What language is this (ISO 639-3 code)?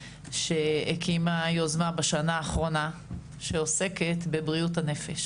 heb